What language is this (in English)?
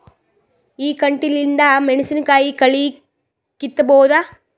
Kannada